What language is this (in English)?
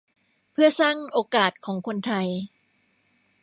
Thai